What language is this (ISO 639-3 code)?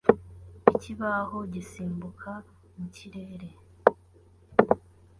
kin